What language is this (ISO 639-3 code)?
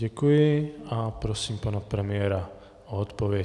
ces